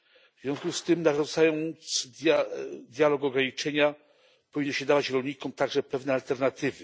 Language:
Polish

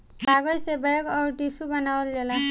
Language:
Bhojpuri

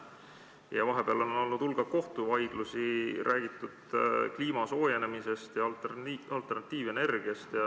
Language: Estonian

